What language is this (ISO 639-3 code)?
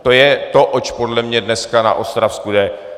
ces